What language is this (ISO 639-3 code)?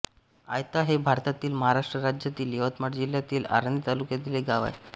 mar